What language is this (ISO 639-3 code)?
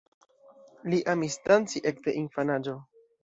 epo